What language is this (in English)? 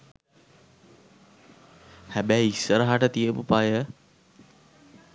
Sinhala